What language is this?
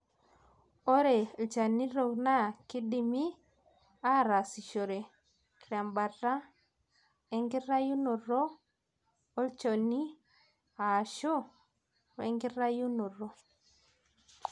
Masai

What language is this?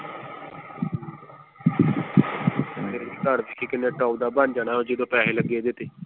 Punjabi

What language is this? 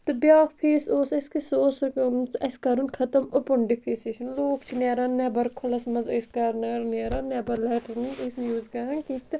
Kashmiri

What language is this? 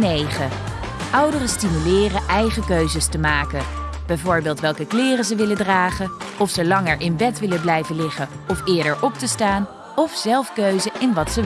Dutch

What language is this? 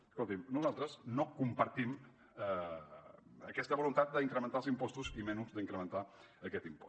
Catalan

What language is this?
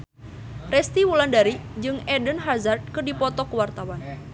Sundanese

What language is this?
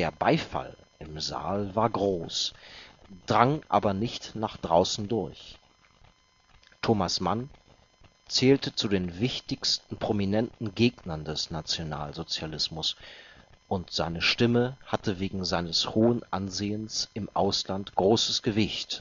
German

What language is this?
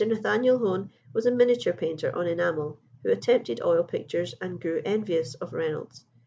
English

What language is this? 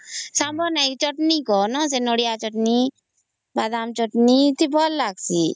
Odia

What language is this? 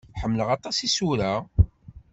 Kabyle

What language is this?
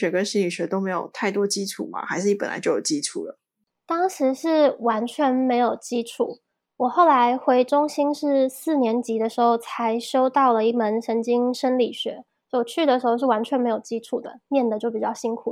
Chinese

